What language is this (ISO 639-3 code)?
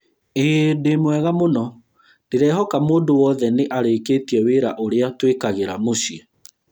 kik